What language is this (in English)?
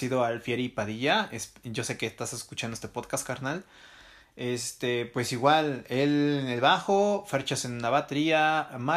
Spanish